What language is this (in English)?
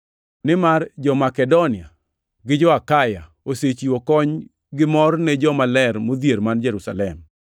Luo (Kenya and Tanzania)